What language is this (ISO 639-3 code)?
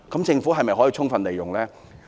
yue